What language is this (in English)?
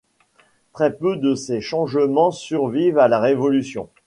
French